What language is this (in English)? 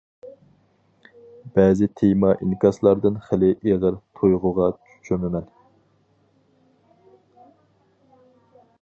Uyghur